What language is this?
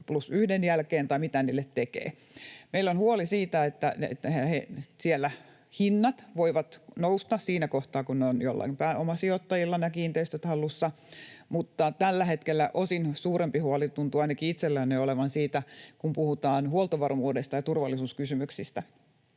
Finnish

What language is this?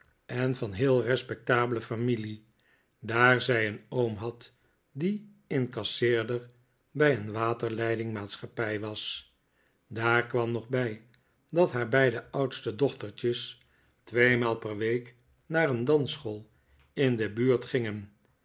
Dutch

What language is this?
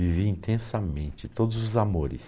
Portuguese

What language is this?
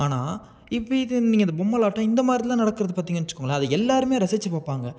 Tamil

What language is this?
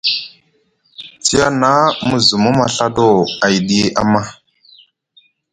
Musgu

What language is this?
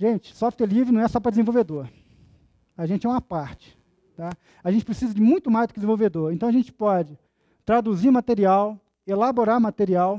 Portuguese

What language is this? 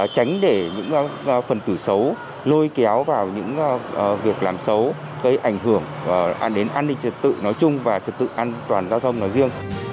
Vietnamese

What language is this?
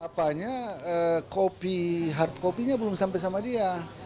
Indonesian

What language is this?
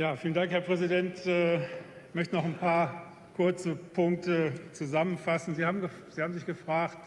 German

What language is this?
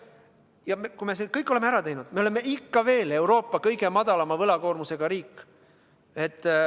Estonian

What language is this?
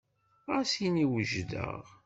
Kabyle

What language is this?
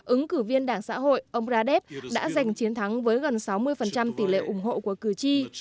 Vietnamese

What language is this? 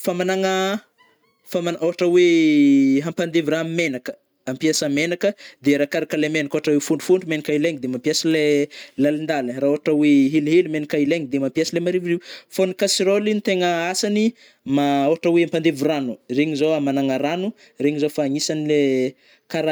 Northern Betsimisaraka Malagasy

